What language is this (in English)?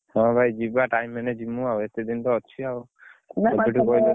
Odia